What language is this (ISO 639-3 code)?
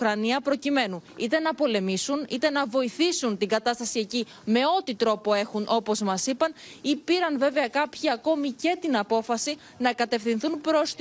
ell